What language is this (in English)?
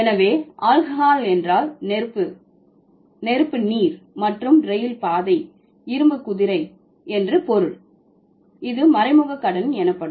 Tamil